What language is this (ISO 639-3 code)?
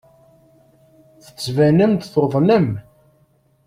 kab